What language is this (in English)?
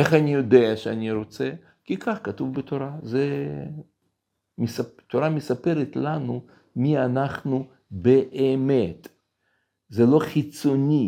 Hebrew